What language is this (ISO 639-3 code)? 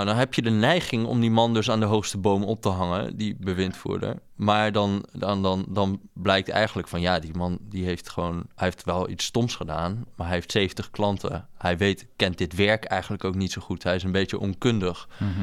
nld